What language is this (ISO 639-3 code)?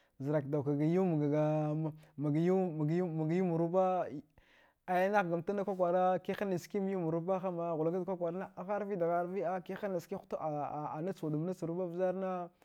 dgh